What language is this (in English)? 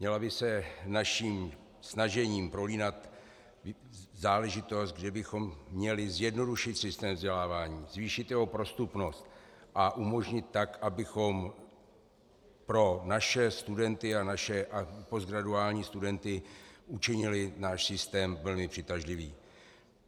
Czech